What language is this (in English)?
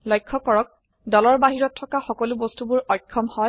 Assamese